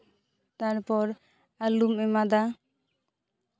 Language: Santali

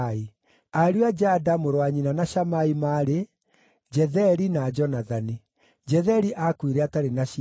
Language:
Kikuyu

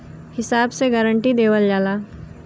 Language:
Bhojpuri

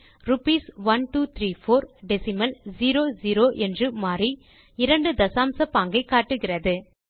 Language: Tamil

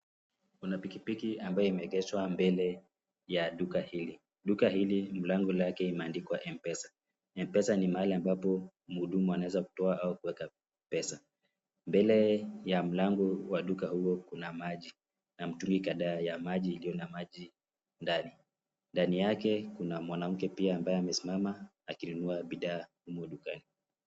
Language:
Swahili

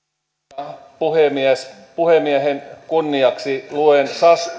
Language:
Finnish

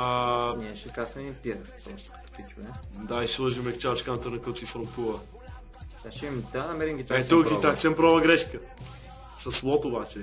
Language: Bulgarian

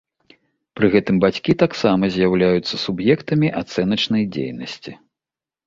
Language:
Belarusian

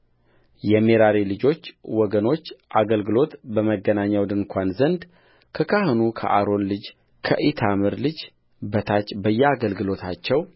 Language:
Amharic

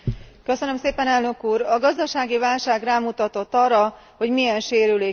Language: Hungarian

